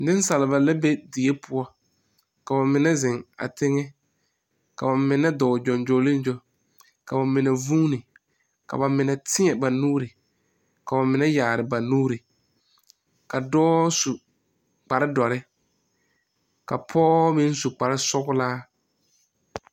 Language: Southern Dagaare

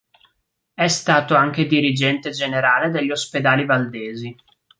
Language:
Italian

